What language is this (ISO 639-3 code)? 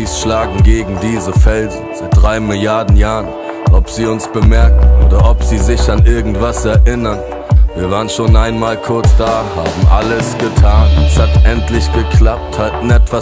deu